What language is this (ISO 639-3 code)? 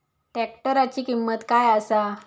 mar